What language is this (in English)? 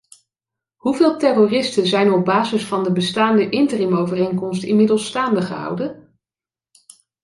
Dutch